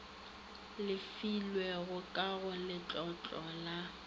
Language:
Northern Sotho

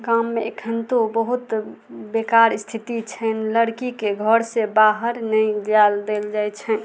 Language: Maithili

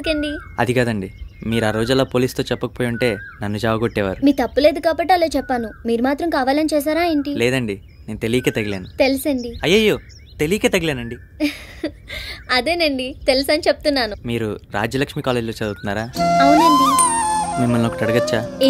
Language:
Indonesian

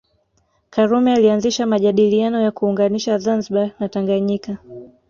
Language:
Swahili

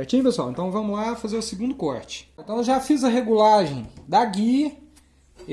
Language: Portuguese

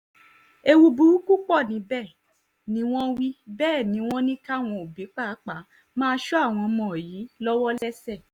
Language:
Yoruba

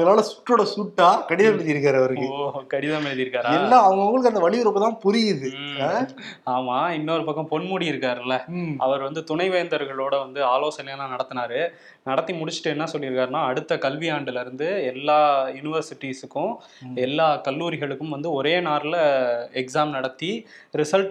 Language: Tamil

